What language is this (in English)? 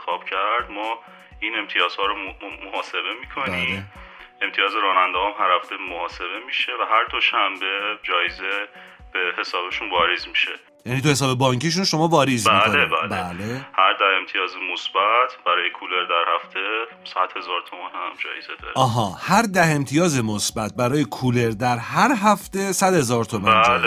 Persian